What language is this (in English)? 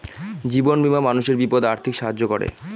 Bangla